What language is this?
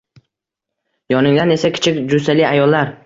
Uzbek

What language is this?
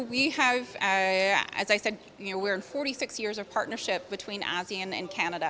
Indonesian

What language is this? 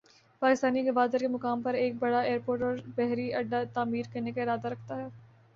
Urdu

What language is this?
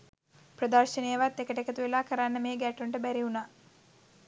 Sinhala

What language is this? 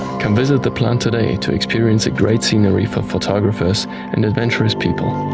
English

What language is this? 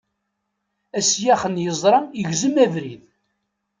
Kabyle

